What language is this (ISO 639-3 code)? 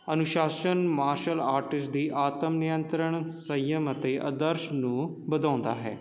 pan